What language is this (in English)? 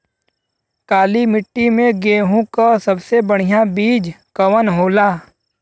Bhojpuri